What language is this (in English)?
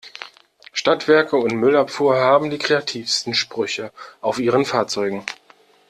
German